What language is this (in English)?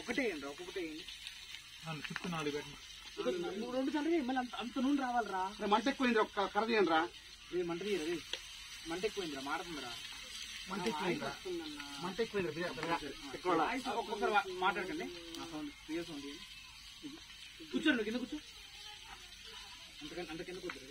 Telugu